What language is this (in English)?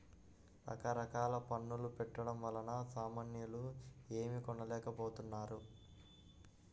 Telugu